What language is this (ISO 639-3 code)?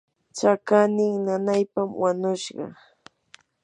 qur